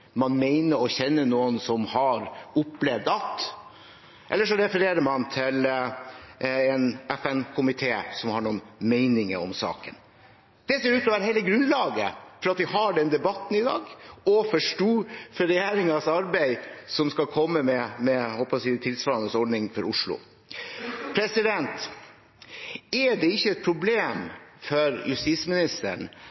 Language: Norwegian Bokmål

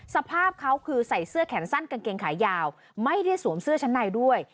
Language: Thai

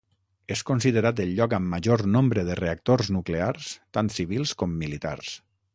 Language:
Catalan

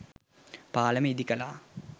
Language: Sinhala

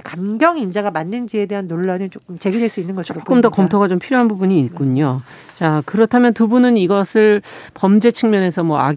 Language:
Korean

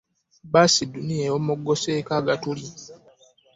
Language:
Ganda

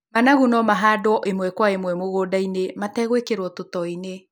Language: Kikuyu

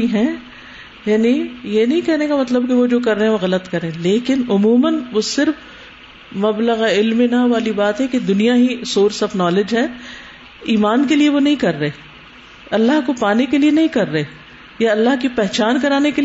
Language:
Urdu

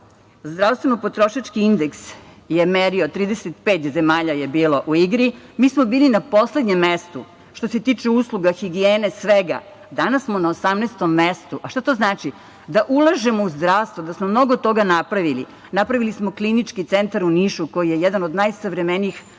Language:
Serbian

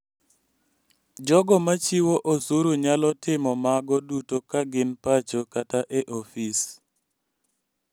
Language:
Luo (Kenya and Tanzania)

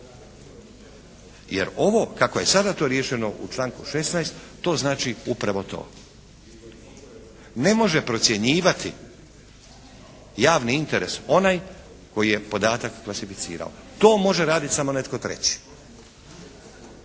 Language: Croatian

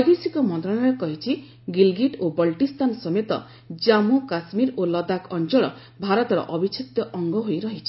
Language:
Odia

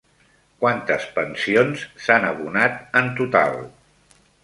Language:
Catalan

